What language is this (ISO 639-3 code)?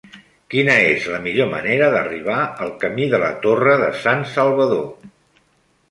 cat